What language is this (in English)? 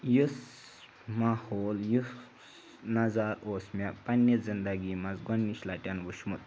Kashmiri